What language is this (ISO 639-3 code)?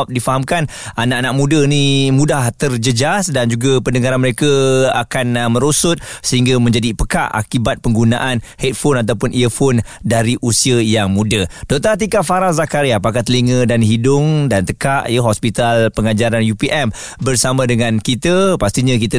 msa